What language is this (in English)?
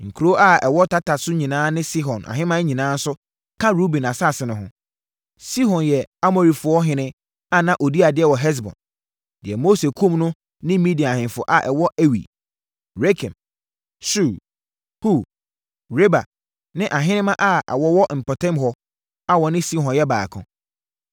Akan